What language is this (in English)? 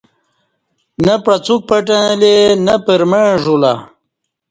Kati